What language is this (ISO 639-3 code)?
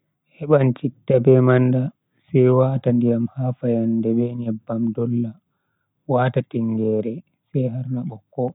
fui